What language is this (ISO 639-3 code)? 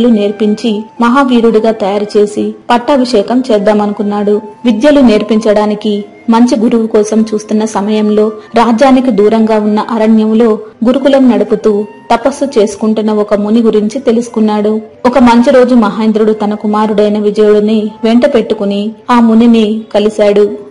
tel